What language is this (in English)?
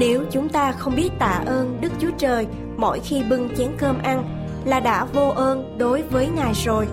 Vietnamese